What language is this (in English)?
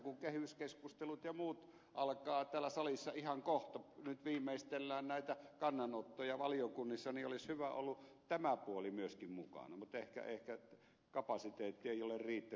Finnish